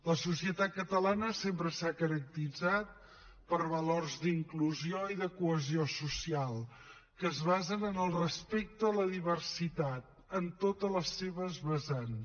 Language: Catalan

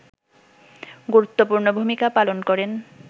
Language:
Bangla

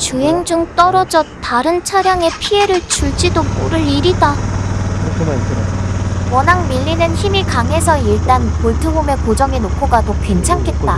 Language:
Korean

